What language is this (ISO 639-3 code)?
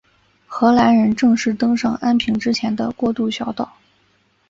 zho